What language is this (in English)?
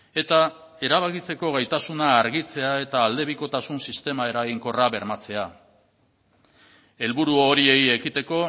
Basque